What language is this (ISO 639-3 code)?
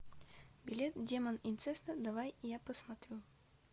rus